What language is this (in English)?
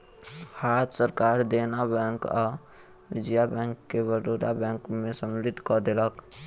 Maithili